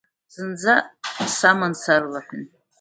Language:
Abkhazian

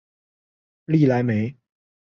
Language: Chinese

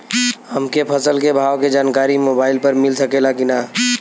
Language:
Bhojpuri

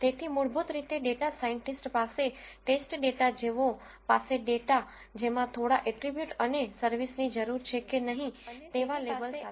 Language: Gujarati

